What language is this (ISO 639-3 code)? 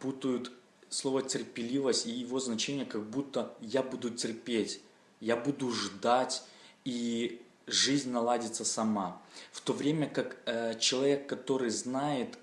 rus